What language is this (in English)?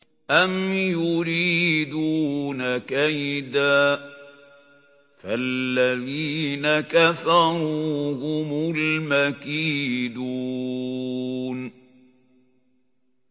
Arabic